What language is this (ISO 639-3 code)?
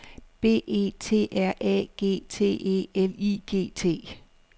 dan